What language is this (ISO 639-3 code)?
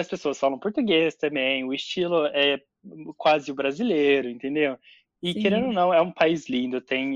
por